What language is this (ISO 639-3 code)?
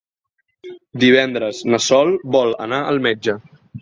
cat